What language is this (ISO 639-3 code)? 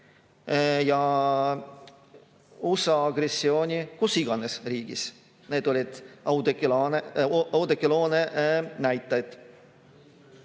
est